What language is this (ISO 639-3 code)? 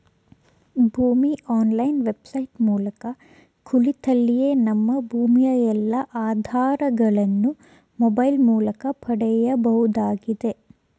kan